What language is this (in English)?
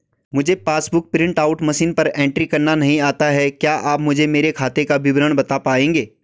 Hindi